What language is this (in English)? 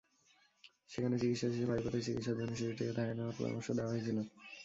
Bangla